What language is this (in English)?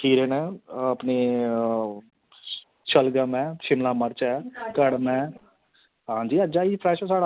Dogri